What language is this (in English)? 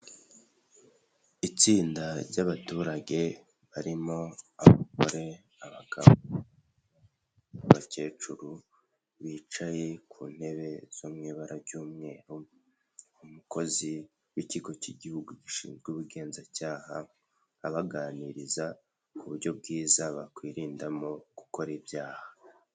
Kinyarwanda